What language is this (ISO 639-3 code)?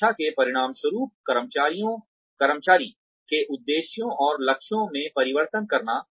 hin